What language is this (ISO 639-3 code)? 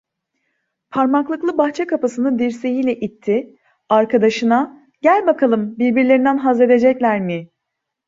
tur